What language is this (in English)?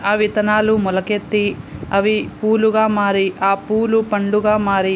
Telugu